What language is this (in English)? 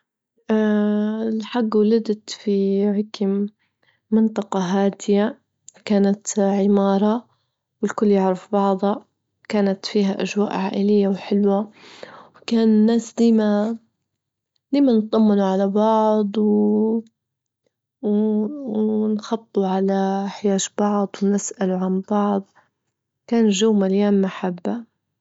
Libyan Arabic